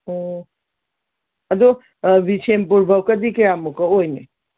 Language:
Manipuri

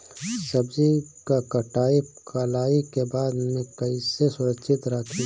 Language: Bhojpuri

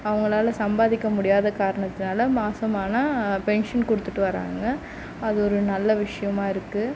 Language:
Tamil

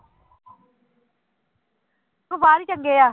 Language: Punjabi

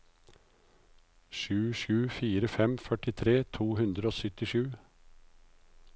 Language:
Norwegian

